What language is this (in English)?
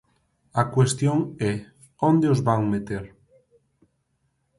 Galician